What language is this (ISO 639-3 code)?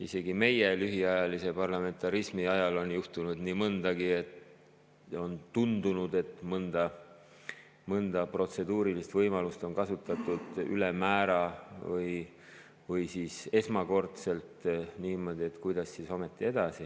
est